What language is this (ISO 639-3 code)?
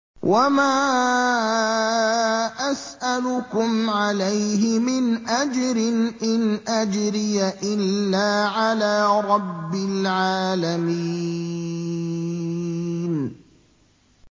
ara